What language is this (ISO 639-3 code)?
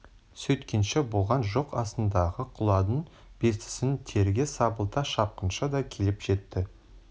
kaz